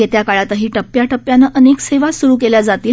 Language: Marathi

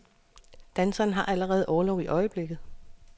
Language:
Danish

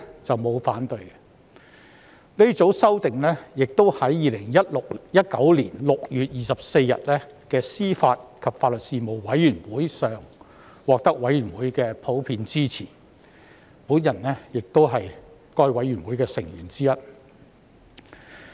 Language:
Cantonese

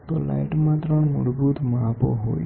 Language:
Gujarati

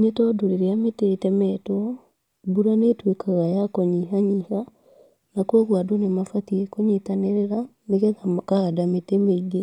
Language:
Kikuyu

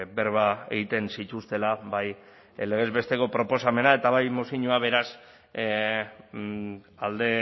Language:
Basque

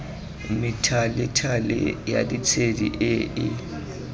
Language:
Tswana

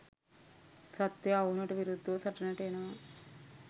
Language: Sinhala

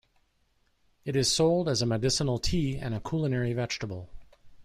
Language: English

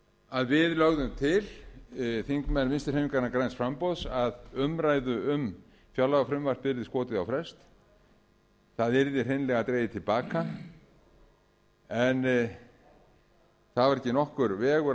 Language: Icelandic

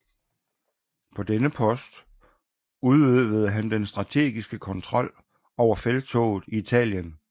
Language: Danish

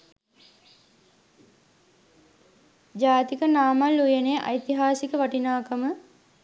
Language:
Sinhala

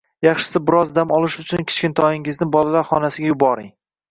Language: Uzbek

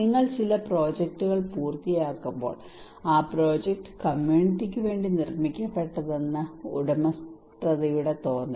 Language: Malayalam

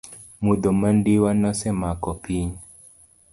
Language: Luo (Kenya and Tanzania)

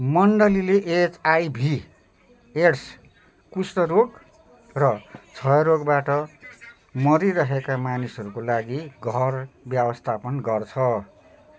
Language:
Nepali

